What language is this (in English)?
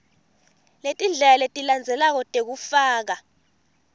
Swati